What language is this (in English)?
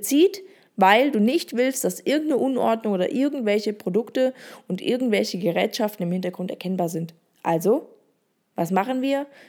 German